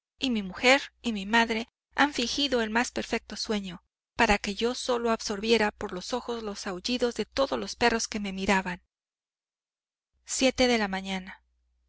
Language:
Spanish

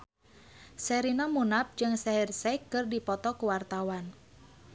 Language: Sundanese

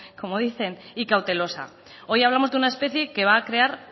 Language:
Spanish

